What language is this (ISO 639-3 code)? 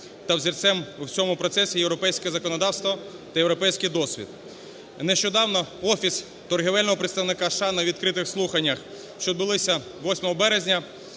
ukr